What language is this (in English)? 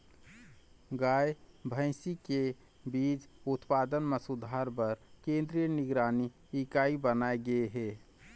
Chhattisgarhi